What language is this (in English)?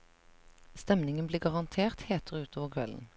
Norwegian